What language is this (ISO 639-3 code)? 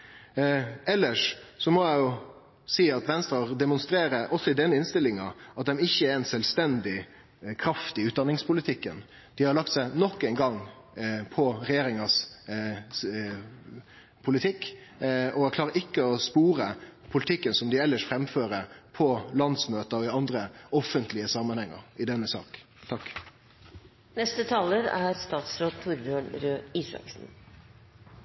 nor